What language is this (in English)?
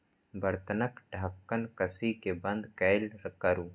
Maithili